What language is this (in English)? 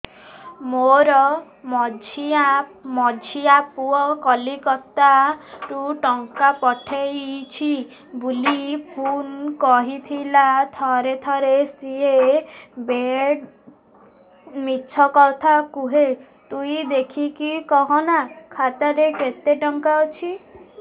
Odia